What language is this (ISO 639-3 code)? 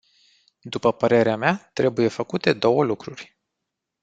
ron